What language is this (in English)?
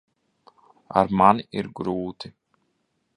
Latvian